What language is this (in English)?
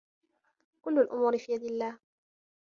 Arabic